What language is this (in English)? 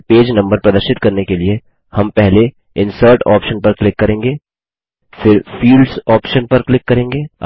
Hindi